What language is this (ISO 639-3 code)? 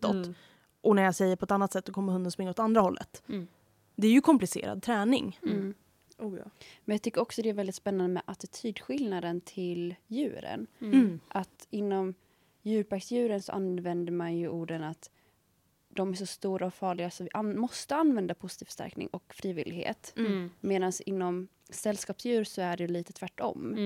swe